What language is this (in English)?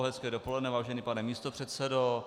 Czech